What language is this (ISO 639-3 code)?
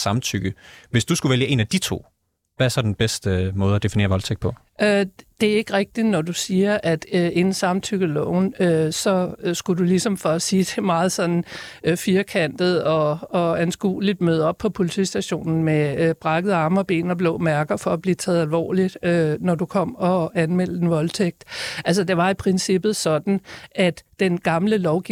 dan